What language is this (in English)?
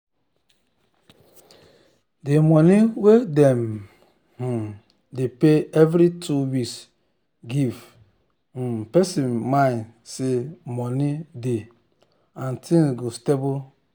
Nigerian Pidgin